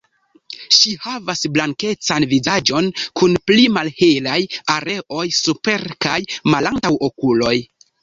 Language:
Esperanto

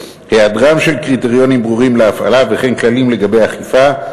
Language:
Hebrew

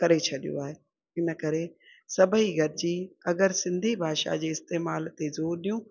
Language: Sindhi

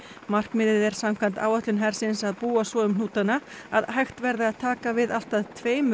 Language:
Icelandic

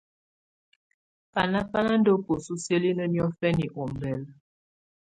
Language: Tunen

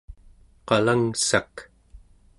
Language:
Central Yupik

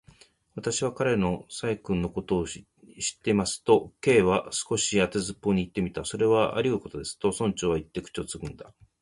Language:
Japanese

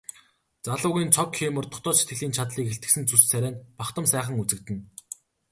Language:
Mongolian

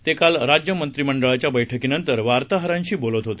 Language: Marathi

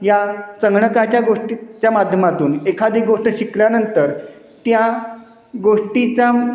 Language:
Marathi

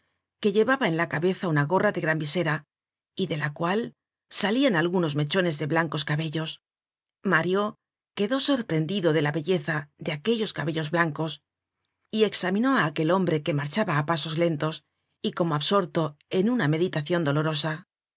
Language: Spanish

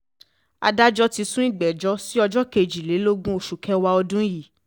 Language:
Yoruba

